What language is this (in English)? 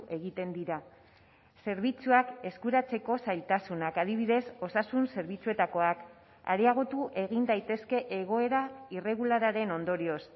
Basque